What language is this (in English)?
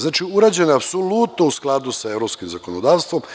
Serbian